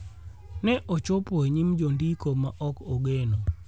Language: Luo (Kenya and Tanzania)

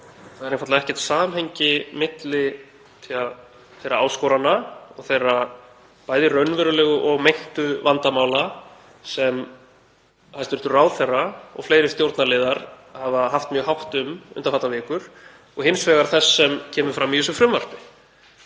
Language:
Icelandic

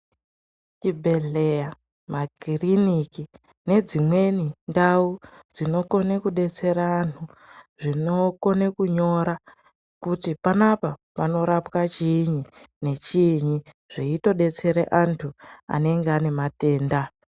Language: Ndau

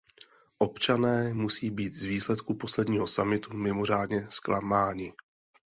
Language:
Czech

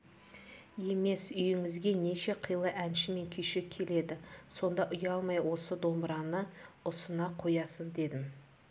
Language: Kazakh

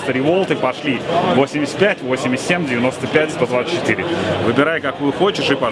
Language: Russian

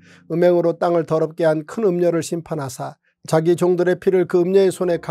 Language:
Korean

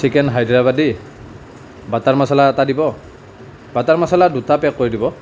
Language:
Assamese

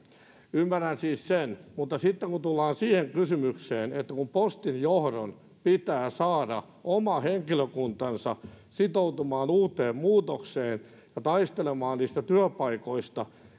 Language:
Finnish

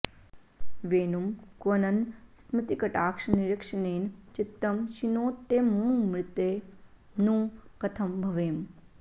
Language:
Sanskrit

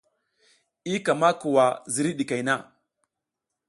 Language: South Giziga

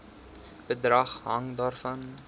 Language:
Afrikaans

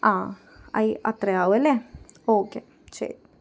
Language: Malayalam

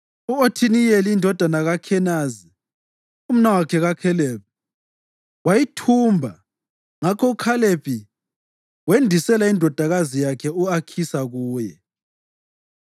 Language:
North Ndebele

